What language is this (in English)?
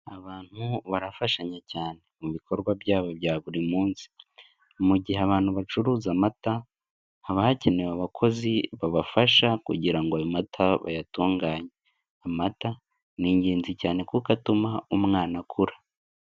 Kinyarwanda